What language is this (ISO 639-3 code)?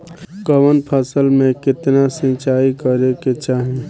bho